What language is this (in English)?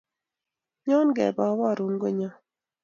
Kalenjin